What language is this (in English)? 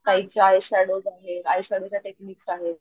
Marathi